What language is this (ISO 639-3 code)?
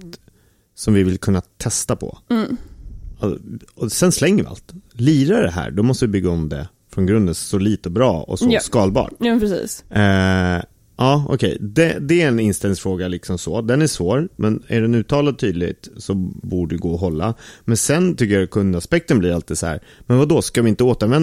swe